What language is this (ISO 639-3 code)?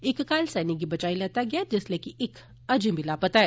doi